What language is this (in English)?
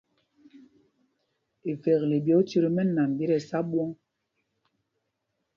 Mpumpong